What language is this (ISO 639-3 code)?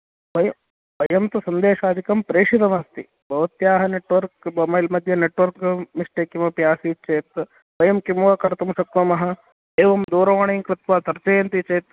san